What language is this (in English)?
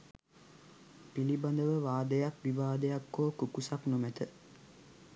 Sinhala